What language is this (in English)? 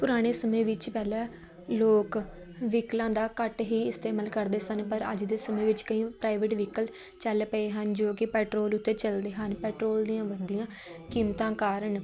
Punjabi